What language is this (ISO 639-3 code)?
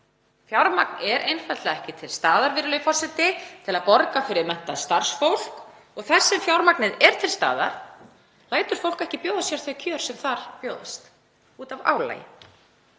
isl